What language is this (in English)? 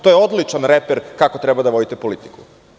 Serbian